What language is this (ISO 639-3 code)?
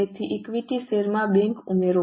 guj